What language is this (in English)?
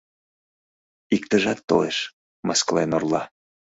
Mari